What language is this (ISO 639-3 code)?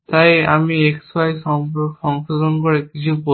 ben